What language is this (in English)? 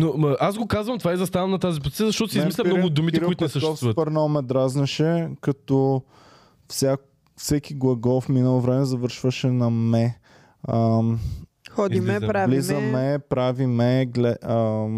Bulgarian